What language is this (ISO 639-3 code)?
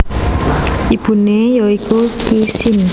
jav